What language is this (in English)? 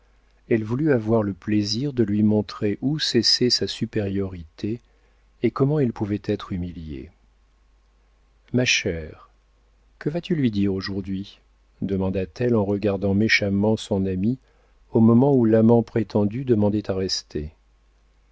French